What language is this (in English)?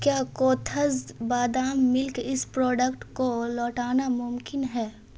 Urdu